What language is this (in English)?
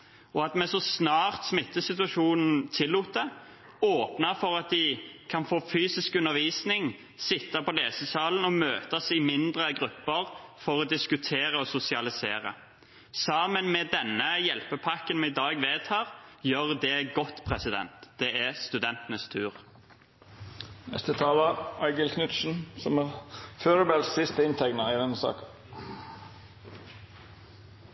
Norwegian